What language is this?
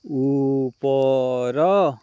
Odia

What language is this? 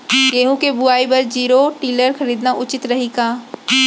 Chhattisgarhi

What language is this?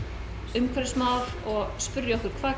Icelandic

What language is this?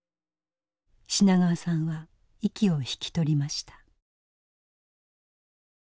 Japanese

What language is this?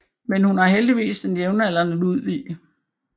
Danish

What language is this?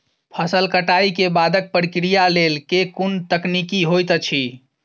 Maithili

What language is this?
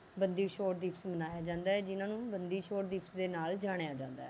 Punjabi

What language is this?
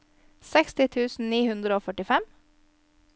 Norwegian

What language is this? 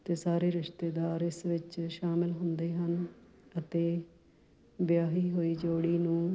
Punjabi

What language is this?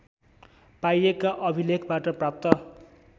Nepali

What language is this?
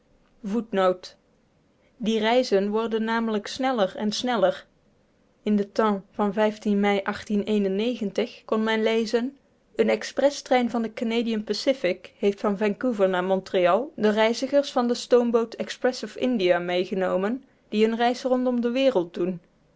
Dutch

